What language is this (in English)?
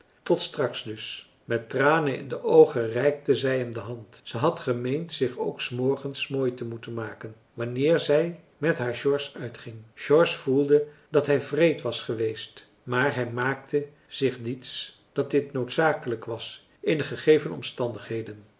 Dutch